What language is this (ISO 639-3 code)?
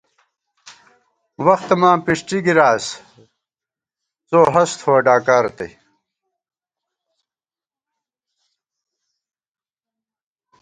gwt